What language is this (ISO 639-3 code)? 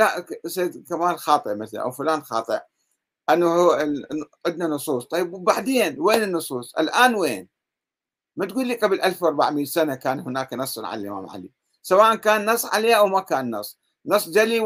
ara